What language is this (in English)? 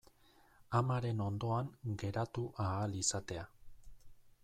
Basque